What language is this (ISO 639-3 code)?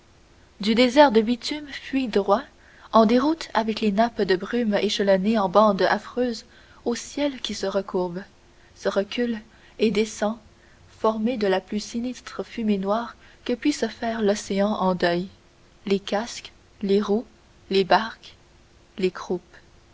fra